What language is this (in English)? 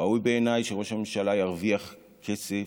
Hebrew